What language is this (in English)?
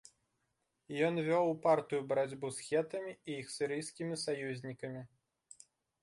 Belarusian